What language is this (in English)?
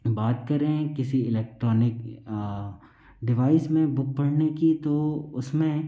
Hindi